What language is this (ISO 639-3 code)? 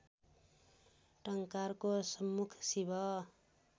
nep